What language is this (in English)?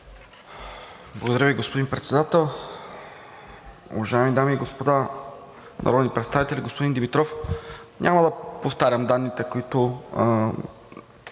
Bulgarian